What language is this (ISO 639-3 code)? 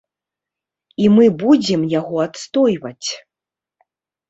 bel